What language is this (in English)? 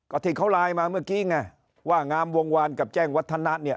Thai